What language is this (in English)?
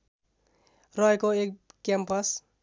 Nepali